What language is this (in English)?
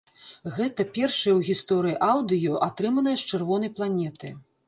Belarusian